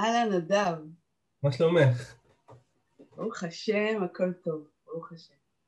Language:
Hebrew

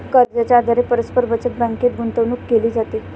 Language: Marathi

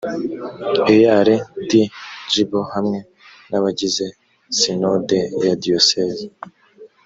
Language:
Kinyarwanda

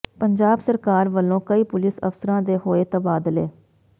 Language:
Punjabi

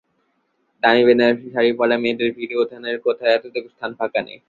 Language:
Bangla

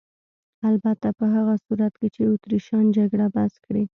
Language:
Pashto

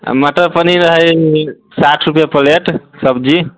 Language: Maithili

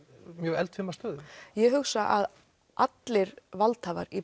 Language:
Icelandic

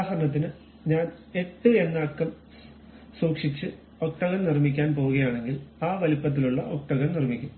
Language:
Malayalam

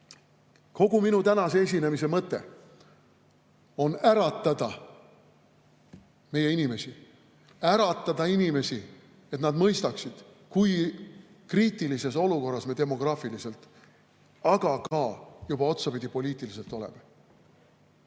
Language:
Estonian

